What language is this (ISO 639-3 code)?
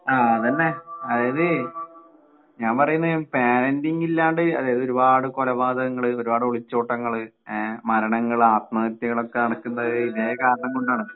mal